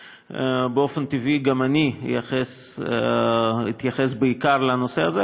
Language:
Hebrew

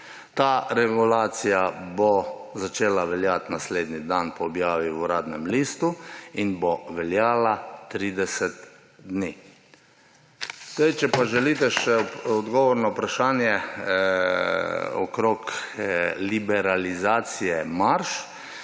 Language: Slovenian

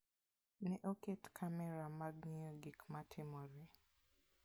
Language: Luo (Kenya and Tanzania)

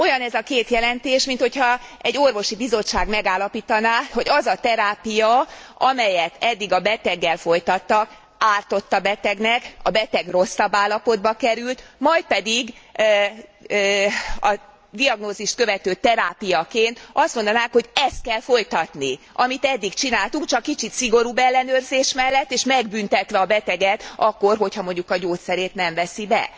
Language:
Hungarian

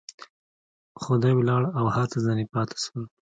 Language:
Pashto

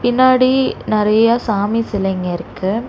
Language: Tamil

